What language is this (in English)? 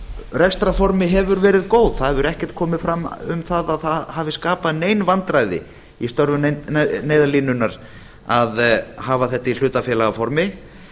Icelandic